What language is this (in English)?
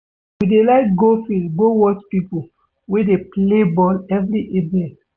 Nigerian Pidgin